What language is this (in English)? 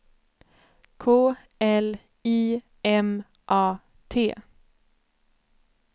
Swedish